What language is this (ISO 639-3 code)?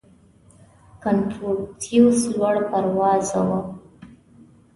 pus